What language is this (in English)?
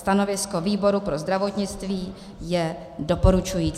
Czech